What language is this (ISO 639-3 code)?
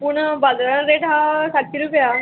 kok